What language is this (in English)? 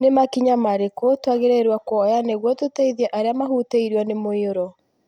Kikuyu